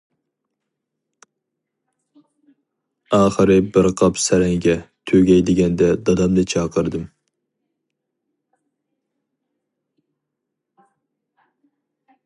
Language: Uyghur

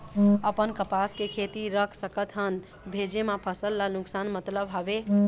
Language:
Chhattisgarhi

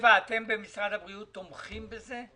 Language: Hebrew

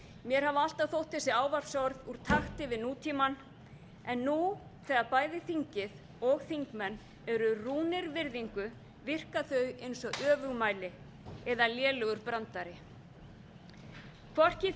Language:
Icelandic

